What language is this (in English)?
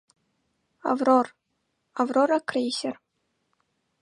Mari